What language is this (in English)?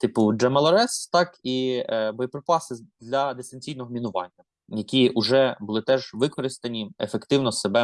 Ukrainian